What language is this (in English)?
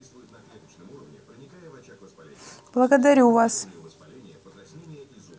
Russian